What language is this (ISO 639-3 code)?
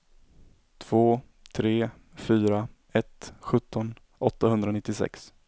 swe